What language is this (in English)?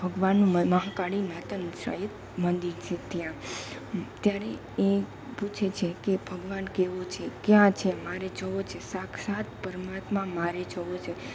Gujarati